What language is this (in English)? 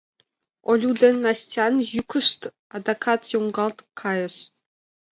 Mari